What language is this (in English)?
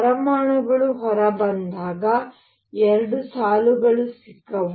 Kannada